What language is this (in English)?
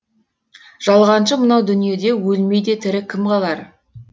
Kazakh